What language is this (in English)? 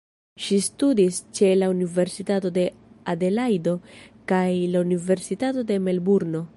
Esperanto